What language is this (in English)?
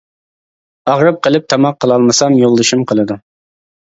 Uyghur